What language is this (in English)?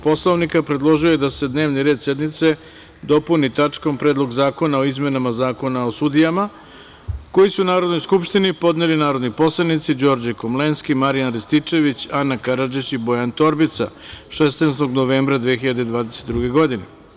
Serbian